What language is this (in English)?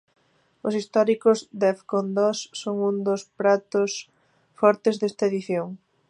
Galician